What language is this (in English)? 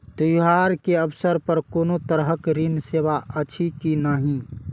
Maithili